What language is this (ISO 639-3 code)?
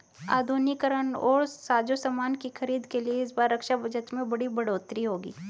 hin